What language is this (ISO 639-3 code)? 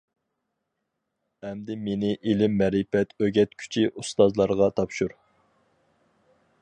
uig